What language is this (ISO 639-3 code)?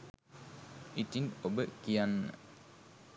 sin